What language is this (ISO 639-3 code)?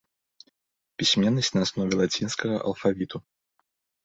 bel